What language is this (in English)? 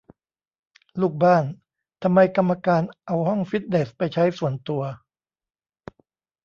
Thai